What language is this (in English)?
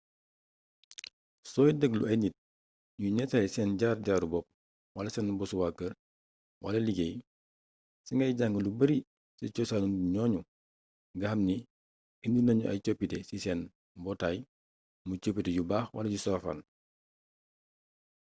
Wolof